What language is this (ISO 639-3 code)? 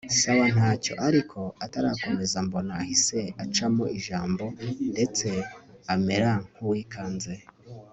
kin